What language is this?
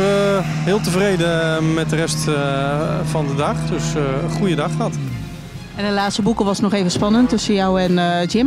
Dutch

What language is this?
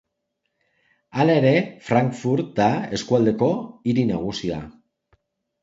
Basque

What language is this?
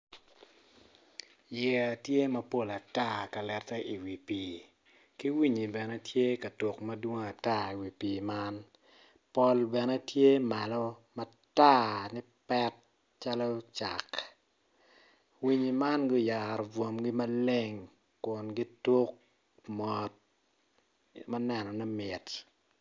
Acoli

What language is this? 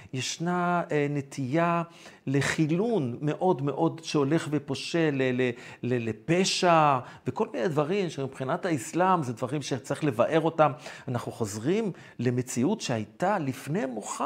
Hebrew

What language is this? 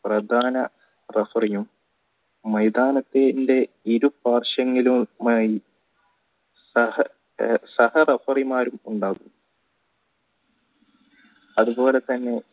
Malayalam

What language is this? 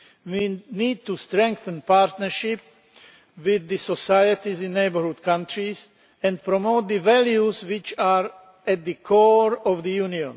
English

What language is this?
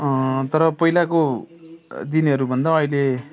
Nepali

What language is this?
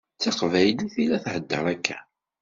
Kabyle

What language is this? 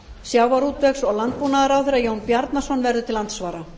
Icelandic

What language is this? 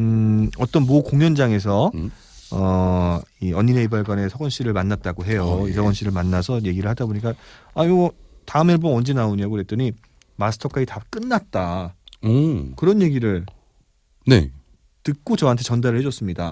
Korean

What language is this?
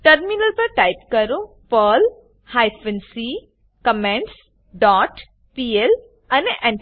Gujarati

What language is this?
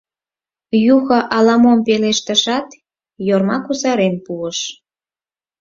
Mari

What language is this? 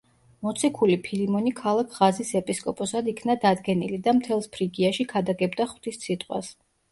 Georgian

